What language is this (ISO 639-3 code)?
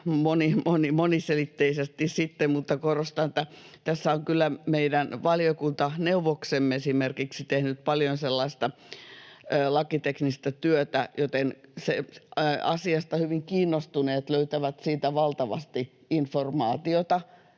fin